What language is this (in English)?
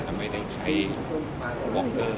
Thai